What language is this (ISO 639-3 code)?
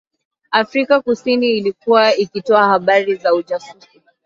swa